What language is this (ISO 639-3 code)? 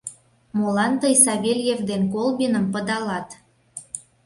chm